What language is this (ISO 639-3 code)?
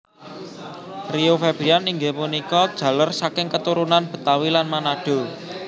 jav